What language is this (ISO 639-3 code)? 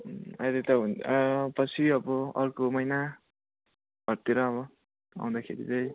nep